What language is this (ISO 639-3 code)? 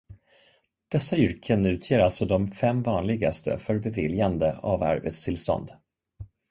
swe